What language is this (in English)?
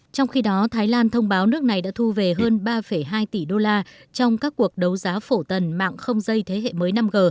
Vietnamese